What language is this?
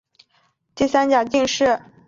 Chinese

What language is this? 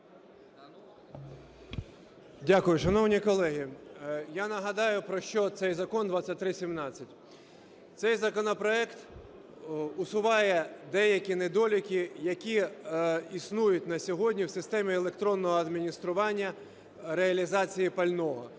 Ukrainian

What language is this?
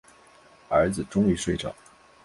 Chinese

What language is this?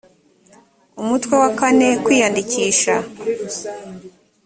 Kinyarwanda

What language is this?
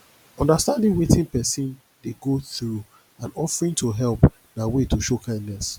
Nigerian Pidgin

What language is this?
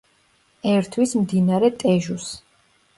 Georgian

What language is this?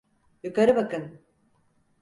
Turkish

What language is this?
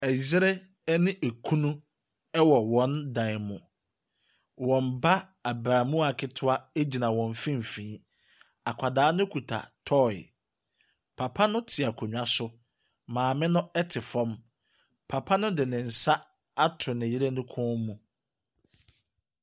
Akan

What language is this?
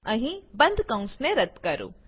Gujarati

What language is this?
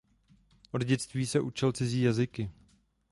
Czech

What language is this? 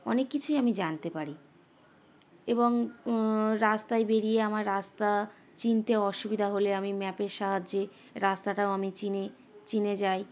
Bangla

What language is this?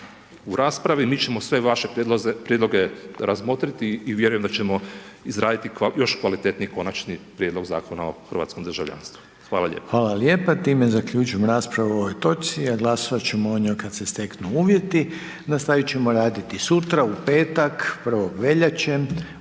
Croatian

